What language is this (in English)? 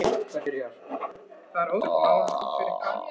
Icelandic